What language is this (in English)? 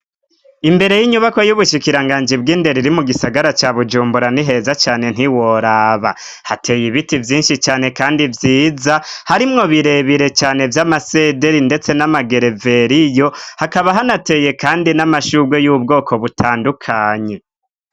Rundi